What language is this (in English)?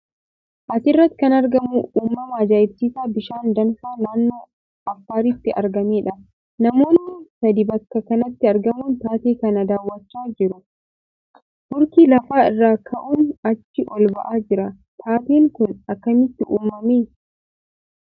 Oromo